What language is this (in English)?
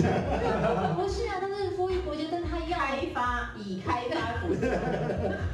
Chinese